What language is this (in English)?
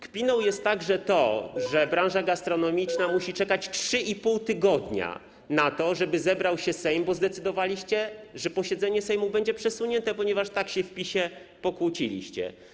Polish